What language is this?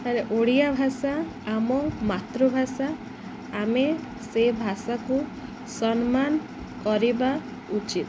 Odia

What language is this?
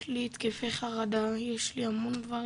Hebrew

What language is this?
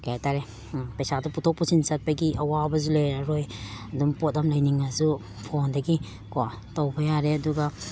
Manipuri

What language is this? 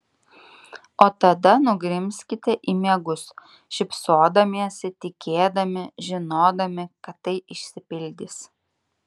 Lithuanian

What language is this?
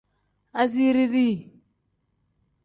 Tem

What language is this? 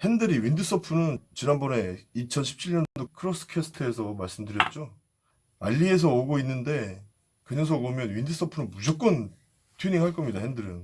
Korean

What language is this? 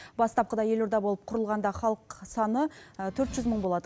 Kazakh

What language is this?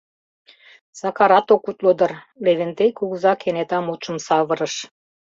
Mari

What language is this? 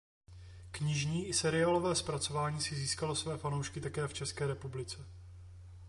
Czech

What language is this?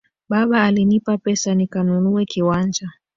Swahili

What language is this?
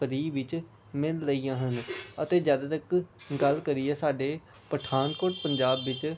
Punjabi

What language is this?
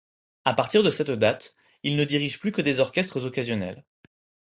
French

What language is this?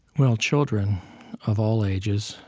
English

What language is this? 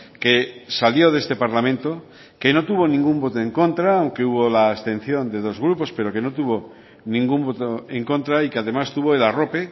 Spanish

